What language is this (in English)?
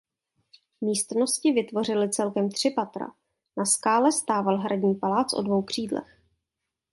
Czech